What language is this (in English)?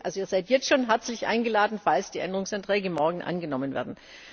German